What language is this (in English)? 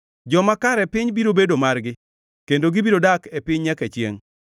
Luo (Kenya and Tanzania)